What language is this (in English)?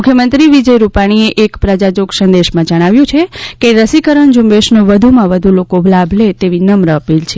Gujarati